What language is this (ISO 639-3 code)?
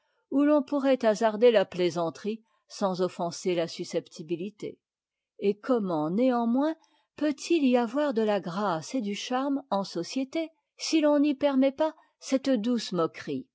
fra